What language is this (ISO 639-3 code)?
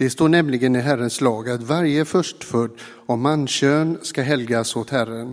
swe